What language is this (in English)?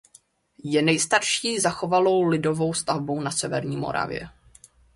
Czech